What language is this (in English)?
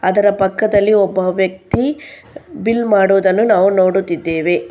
Kannada